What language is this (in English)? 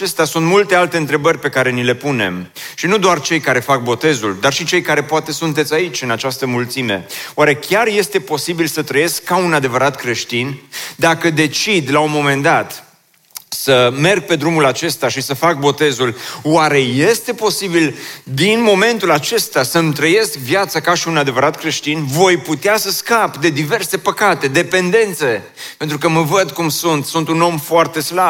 Romanian